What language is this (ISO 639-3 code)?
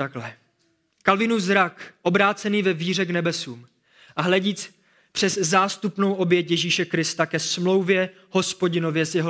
ces